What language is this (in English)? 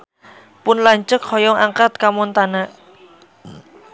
Sundanese